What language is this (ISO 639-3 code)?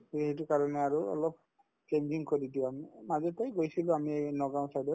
asm